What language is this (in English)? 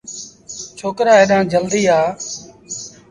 Sindhi Bhil